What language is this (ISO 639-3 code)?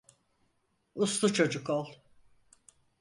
tur